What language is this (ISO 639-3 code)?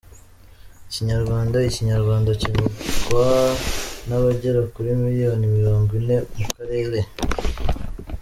kin